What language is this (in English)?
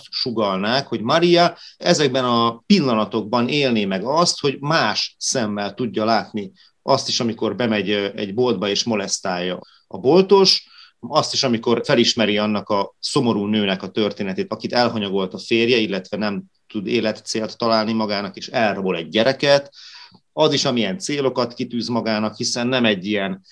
Hungarian